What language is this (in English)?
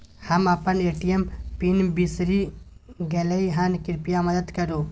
Maithili